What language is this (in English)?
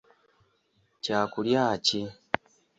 Ganda